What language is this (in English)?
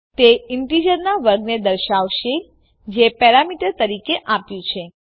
Gujarati